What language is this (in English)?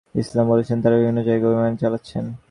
Bangla